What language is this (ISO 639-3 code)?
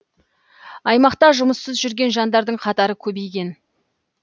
kaz